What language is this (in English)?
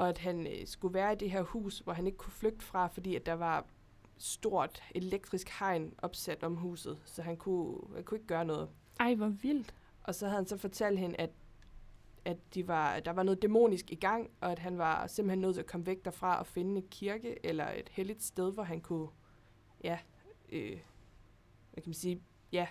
Danish